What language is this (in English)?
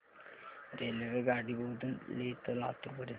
Marathi